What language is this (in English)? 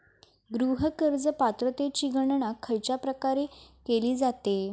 Marathi